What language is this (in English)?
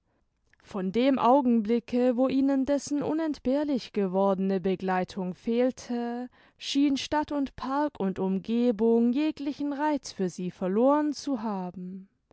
German